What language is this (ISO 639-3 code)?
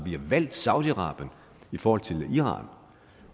dan